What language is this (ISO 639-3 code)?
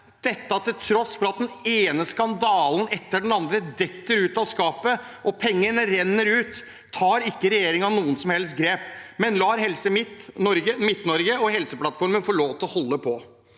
nor